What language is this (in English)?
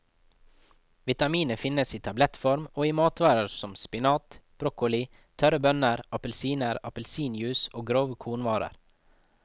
Norwegian